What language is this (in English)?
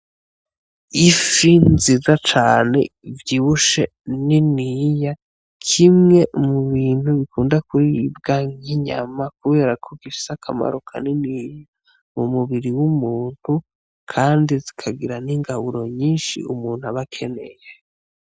Rundi